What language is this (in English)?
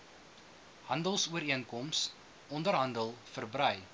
Afrikaans